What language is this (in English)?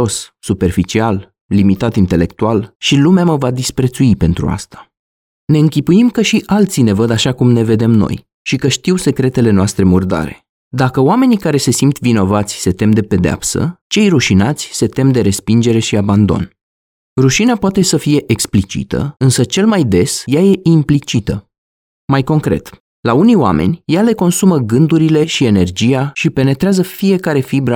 Romanian